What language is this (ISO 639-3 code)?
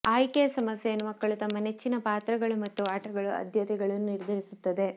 kan